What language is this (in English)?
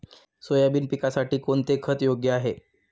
Marathi